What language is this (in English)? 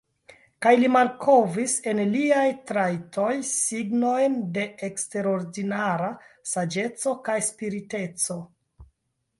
Esperanto